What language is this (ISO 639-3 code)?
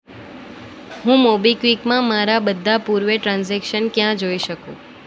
guj